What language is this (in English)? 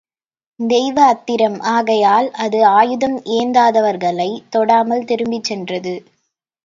Tamil